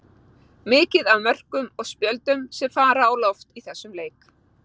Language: Icelandic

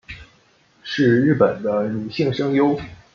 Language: Chinese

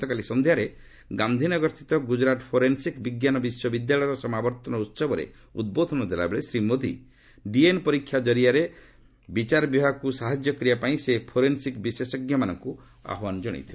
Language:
Odia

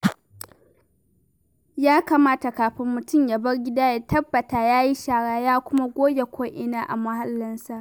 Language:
Hausa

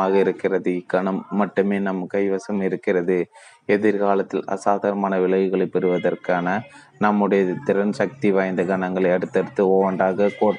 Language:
Tamil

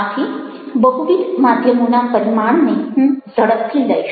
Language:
Gujarati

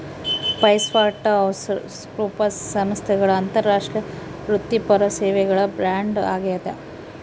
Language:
Kannada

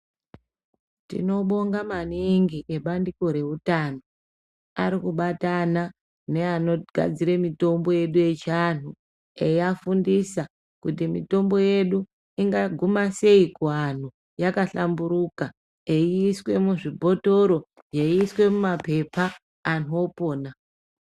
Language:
Ndau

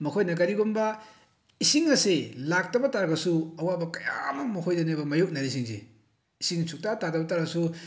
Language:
Manipuri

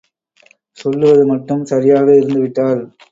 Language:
Tamil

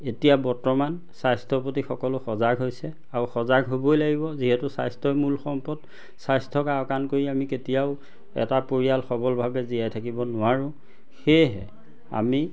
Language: Assamese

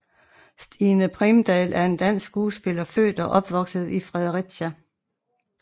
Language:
Danish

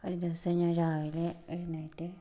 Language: Malayalam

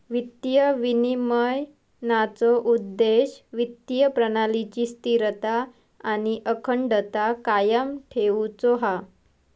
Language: Marathi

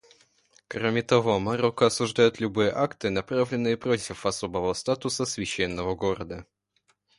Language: Russian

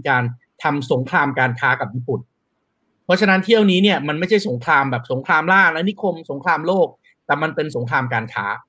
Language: Thai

